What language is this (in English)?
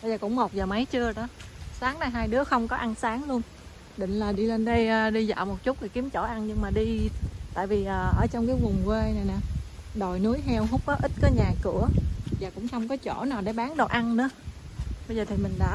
Vietnamese